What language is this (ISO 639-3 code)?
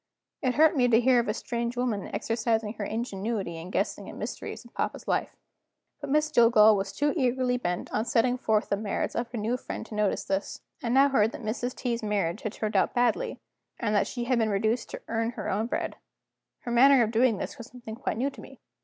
eng